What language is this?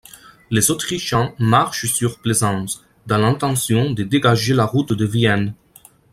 French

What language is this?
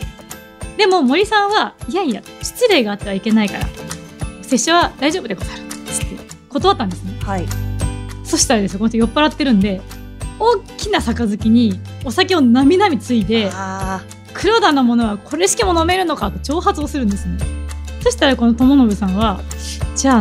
Japanese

